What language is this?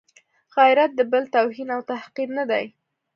Pashto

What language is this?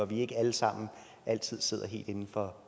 Danish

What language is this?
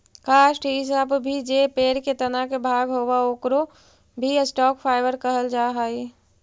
Magahi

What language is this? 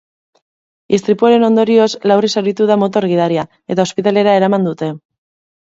Basque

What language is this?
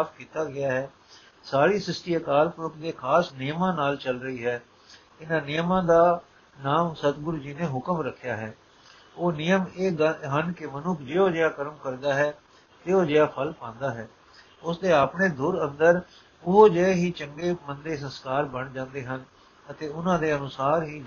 Punjabi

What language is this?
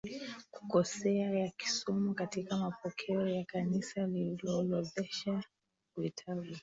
Swahili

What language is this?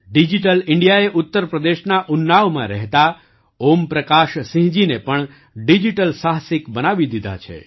Gujarati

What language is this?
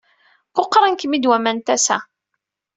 Kabyle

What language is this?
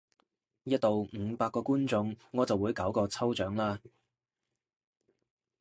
Cantonese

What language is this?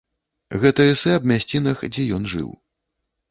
Belarusian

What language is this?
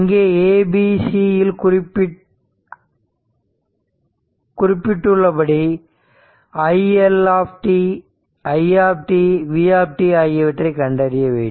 Tamil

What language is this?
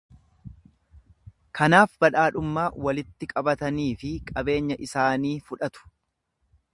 Oromo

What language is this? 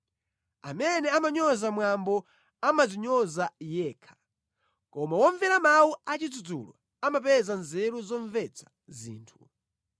Nyanja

